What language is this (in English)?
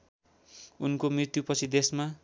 Nepali